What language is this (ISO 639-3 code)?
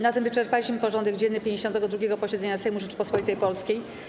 pol